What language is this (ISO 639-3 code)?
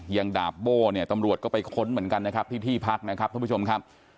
tha